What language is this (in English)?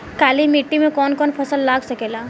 Bhojpuri